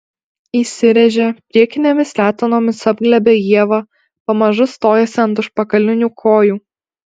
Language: Lithuanian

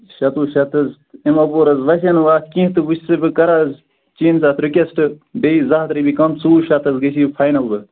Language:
Kashmiri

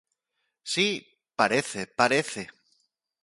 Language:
Galician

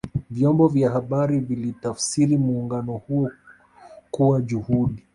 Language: Swahili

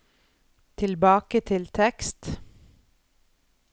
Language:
Norwegian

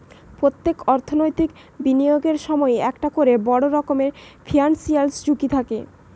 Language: Bangla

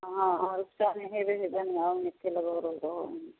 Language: Maithili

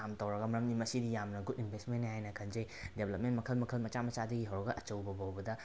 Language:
Manipuri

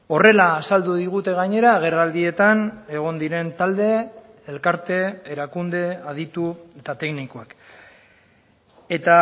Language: Basque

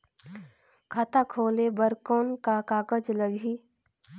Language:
Chhattisgarhi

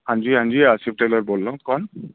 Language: Urdu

